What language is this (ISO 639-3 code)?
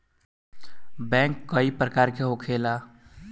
bho